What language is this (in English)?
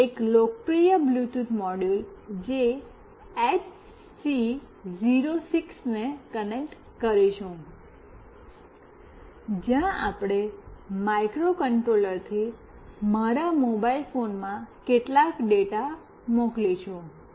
Gujarati